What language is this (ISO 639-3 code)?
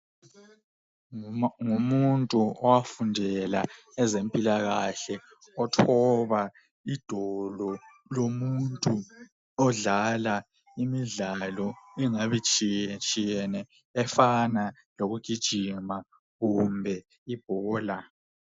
nde